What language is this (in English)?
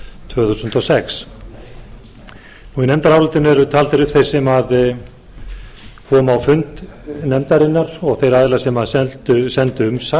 Icelandic